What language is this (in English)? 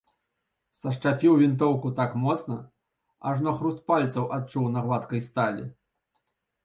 Belarusian